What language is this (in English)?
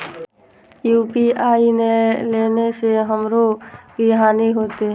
Maithili